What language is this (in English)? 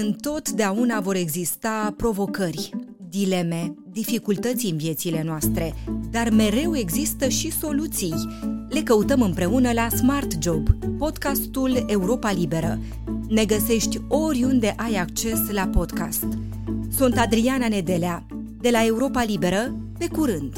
Romanian